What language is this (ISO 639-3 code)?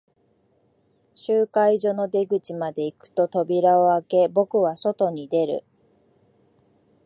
jpn